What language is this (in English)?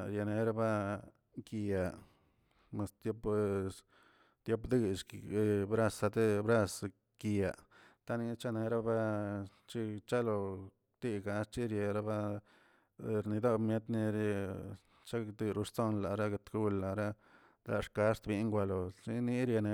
Tilquiapan Zapotec